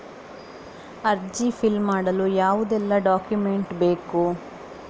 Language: Kannada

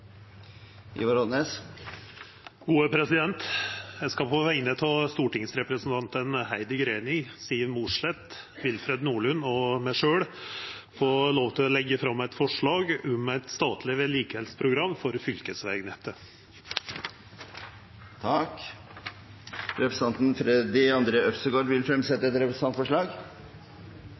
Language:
Norwegian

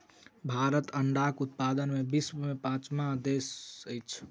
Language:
Maithili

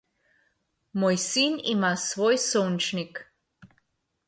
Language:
Slovenian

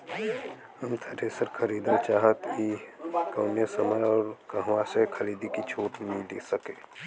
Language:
Bhojpuri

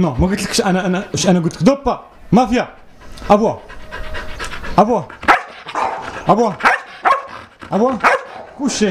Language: Arabic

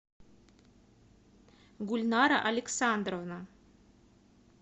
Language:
Russian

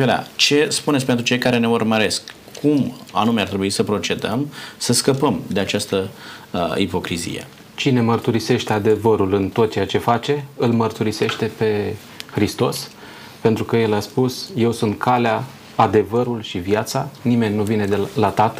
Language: Romanian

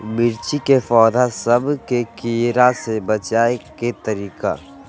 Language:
Magahi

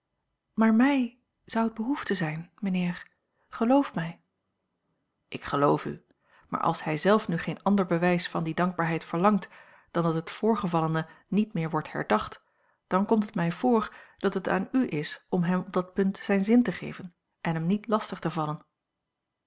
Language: Dutch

